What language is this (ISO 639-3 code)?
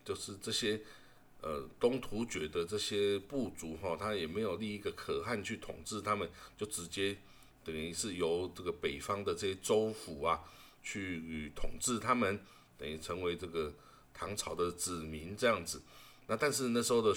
zho